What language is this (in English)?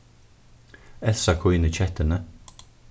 Faroese